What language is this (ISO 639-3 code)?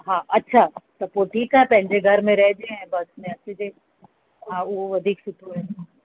snd